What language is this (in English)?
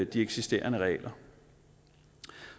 Danish